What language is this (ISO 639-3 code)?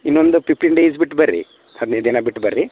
kan